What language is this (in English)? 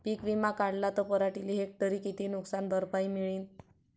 Marathi